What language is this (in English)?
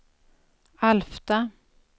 Swedish